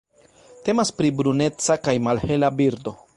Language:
Esperanto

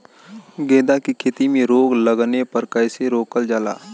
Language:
Bhojpuri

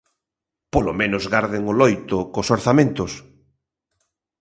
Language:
Galician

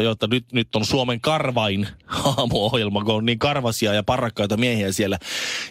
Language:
Finnish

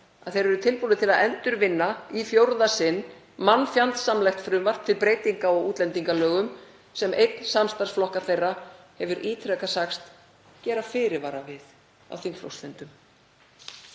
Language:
Icelandic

